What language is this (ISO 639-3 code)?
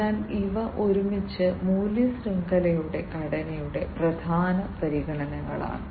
mal